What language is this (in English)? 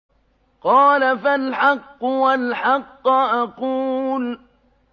Arabic